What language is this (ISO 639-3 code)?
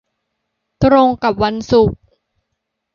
tha